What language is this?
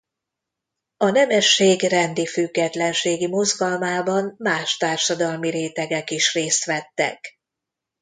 Hungarian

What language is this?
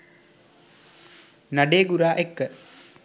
Sinhala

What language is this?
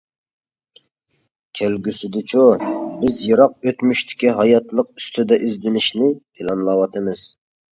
Uyghur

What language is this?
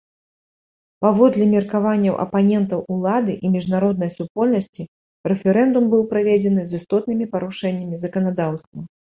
Belarusian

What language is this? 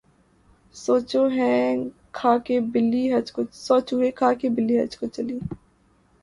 Urdu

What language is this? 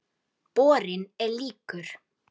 Icelandic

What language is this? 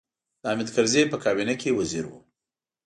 Pashto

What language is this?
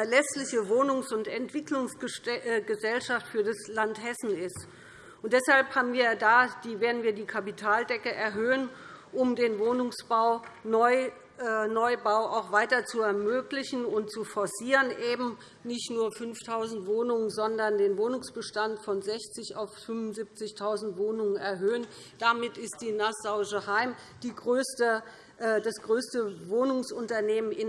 German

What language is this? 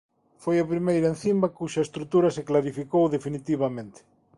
Galician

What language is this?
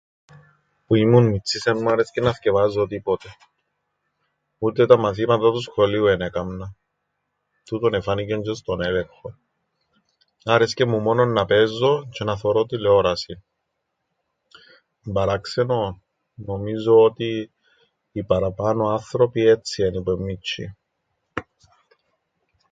Greek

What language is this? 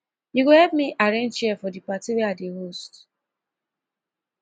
Nigerian Pidgin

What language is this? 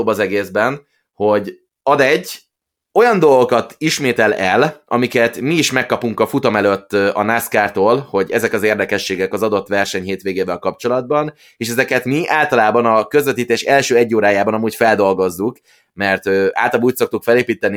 Hungarian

